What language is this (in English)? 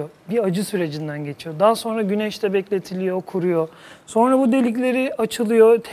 Turkish